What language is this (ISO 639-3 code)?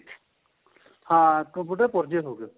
pan